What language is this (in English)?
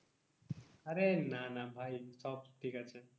Bangla